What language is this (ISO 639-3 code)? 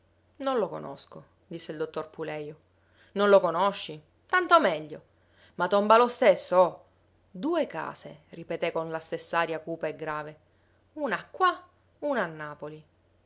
ita